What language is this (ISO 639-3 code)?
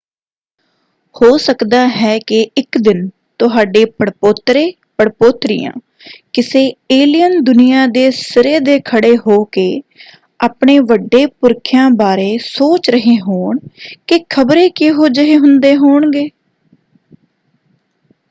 pan